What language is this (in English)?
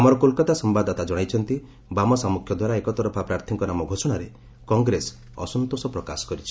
Odia